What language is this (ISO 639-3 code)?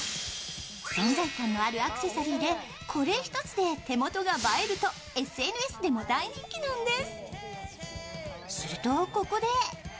jpn